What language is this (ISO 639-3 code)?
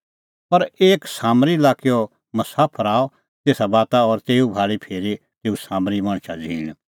kfx